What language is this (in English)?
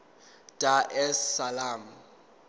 Zulu